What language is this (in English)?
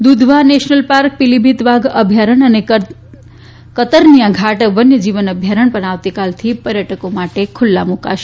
Gujarati